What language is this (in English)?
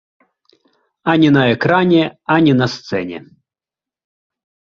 Belarusian